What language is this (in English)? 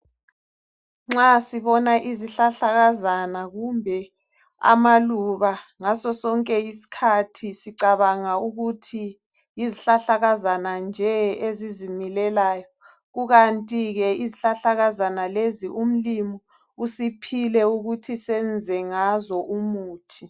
North Ndebele